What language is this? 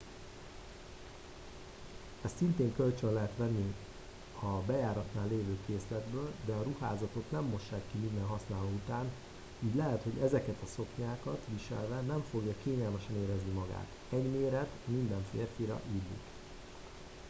Hungarian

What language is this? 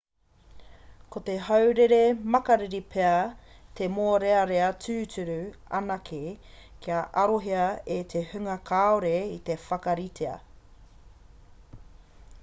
Māori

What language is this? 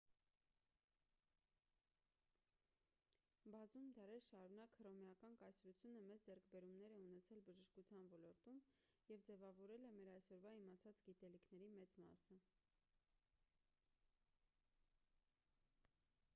Armenian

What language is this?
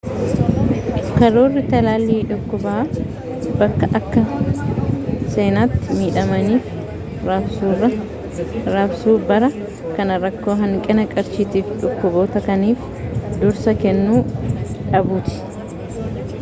Oromo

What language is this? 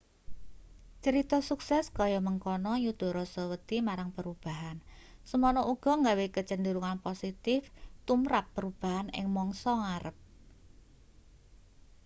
Javanese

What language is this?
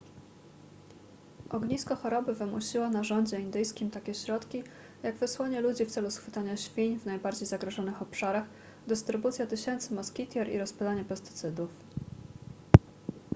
Polish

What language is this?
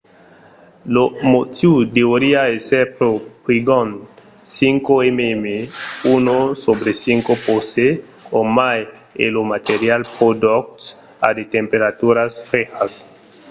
Occitan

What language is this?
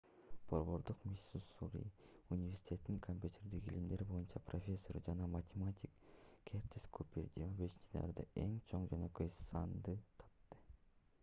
Kyrgyz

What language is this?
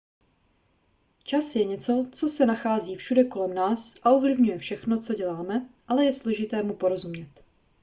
Czech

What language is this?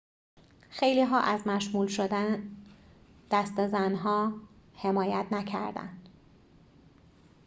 Persian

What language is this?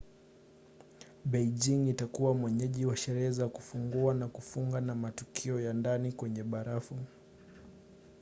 Swahili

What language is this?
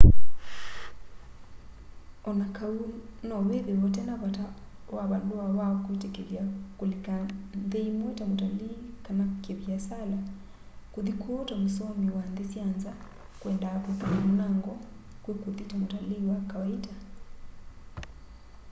Kamba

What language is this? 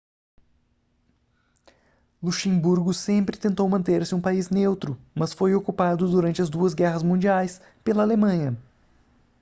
Portuguese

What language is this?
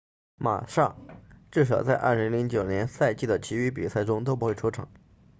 Chinese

